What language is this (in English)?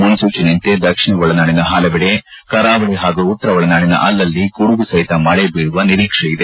Kannada